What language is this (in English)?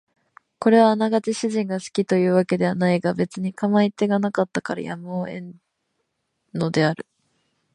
Japanese